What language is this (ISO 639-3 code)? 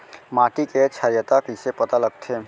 hne